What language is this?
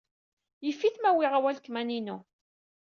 Kabyle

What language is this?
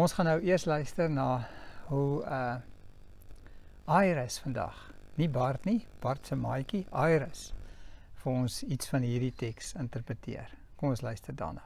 Dutch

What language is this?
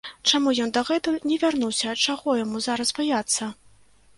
Belarusian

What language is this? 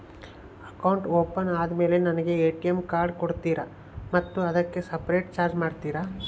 Kannada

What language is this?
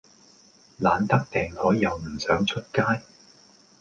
Cantonese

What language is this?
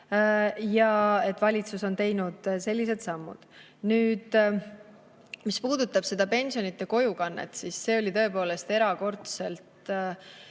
Estonian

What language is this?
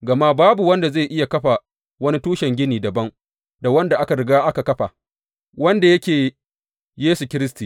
Hausa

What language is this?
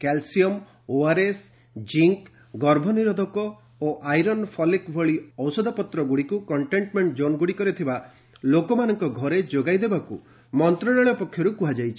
Odia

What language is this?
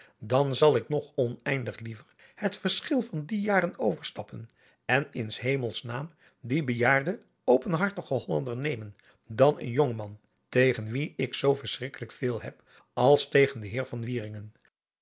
Dutch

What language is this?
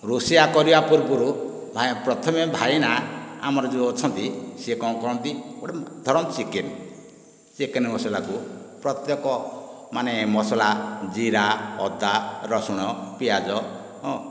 Odia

